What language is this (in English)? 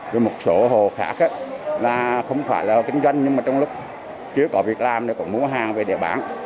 Vietnamese